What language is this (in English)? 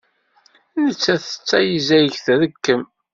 Kabyle